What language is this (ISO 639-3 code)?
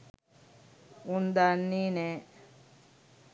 sin